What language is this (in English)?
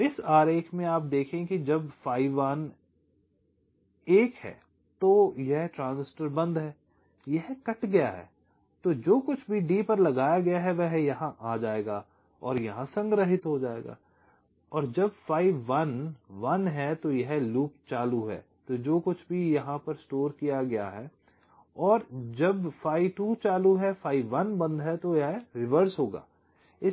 Hindi